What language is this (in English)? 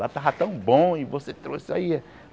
Portuguese